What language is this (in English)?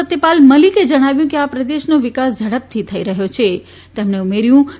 Gujarati